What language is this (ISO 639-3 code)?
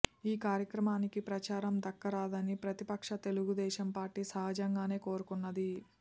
tel